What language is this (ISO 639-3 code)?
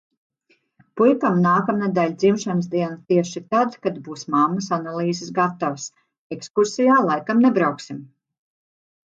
lav